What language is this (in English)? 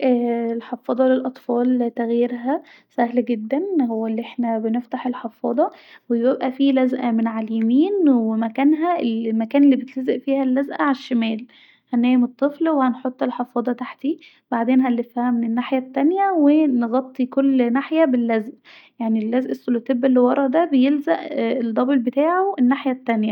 Egyptian Arabic